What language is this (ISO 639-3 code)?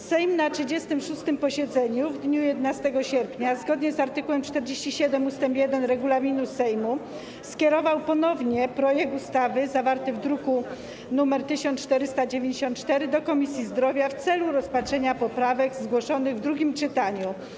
pol